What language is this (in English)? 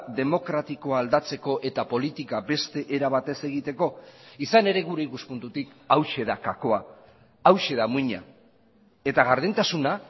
Basque